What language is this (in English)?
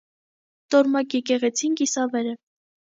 Armenian